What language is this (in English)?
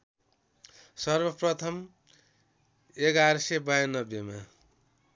Nepali